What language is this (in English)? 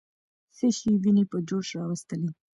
Pashto